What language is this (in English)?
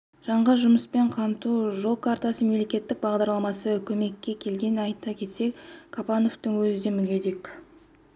Kazakh